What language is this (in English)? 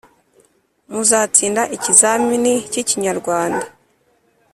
Kinyarwanda